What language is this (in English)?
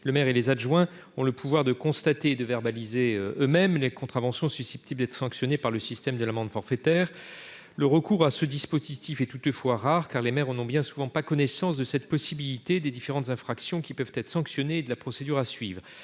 French